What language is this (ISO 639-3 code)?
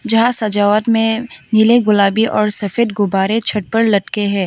hin